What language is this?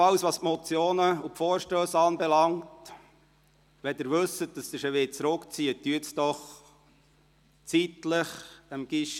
Swiss German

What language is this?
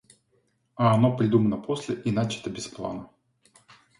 Russian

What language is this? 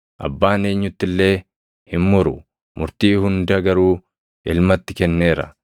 Oromo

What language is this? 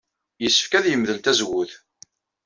Kabyle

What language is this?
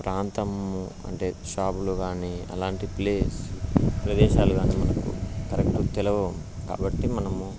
Telugu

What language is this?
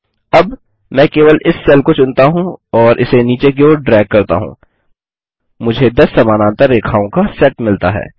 Hindi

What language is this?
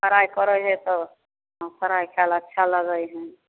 Maithili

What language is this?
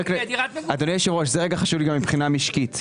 Hebrew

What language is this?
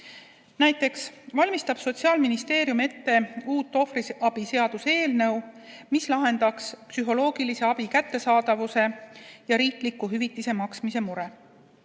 Estonian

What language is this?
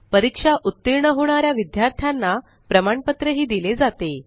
Marathi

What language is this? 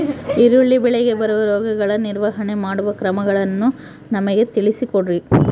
Kannada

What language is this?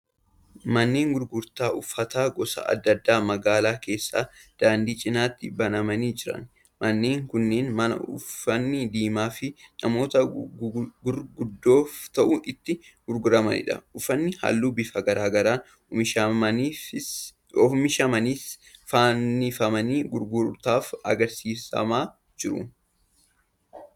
Oromo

